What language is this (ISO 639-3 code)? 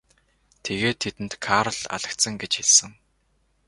mon